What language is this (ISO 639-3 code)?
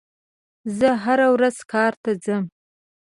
pus